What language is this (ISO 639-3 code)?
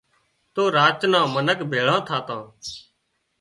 kxp